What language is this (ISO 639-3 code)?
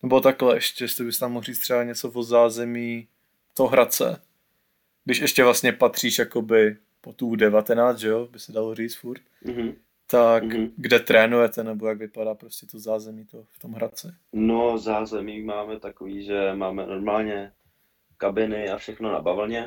ces